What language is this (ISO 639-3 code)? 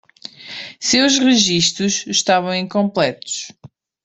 por